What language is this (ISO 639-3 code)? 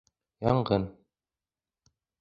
bak